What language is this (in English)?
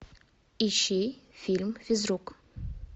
Russian